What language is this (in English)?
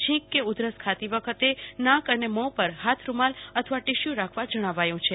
Gujarati